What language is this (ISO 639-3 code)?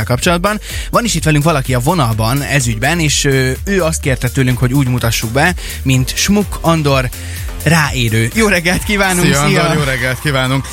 hun